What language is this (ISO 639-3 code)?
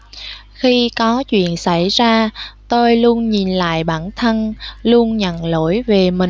vie